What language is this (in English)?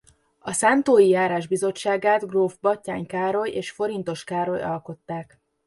Hungarian